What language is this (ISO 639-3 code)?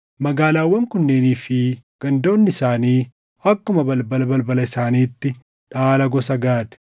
orm